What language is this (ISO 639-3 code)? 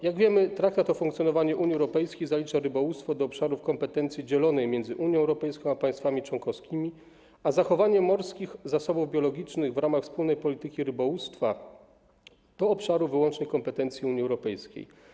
pol